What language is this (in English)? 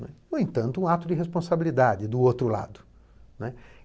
Portuguese